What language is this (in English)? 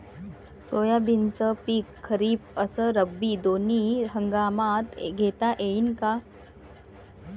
Marathi